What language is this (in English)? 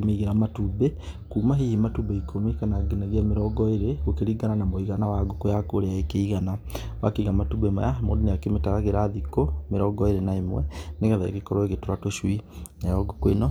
Kikuyu